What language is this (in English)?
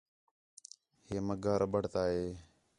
Khetrani